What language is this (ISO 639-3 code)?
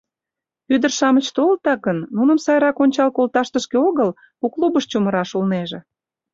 chm